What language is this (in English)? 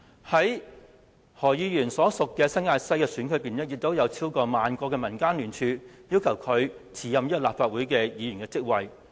Cantonese